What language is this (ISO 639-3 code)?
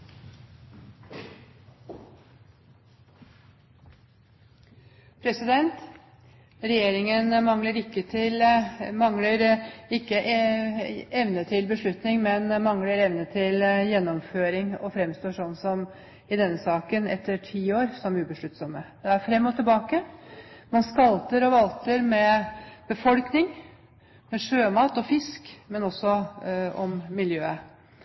nor